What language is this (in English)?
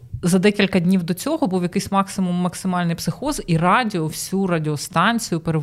Ukrainian